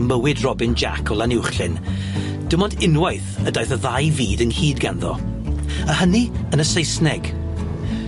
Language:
Welsh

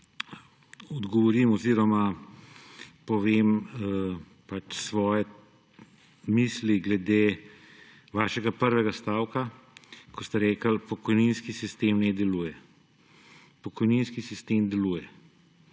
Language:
Slovenian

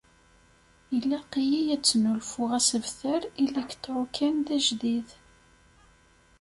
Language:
Kabyle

